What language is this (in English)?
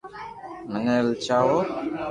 Loarki